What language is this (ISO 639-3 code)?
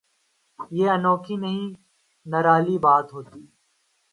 urd